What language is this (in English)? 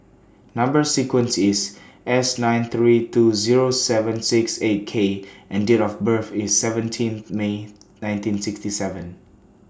English